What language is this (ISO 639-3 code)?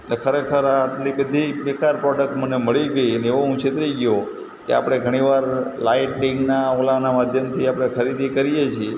guj